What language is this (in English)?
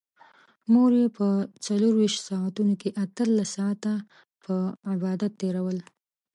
Pashto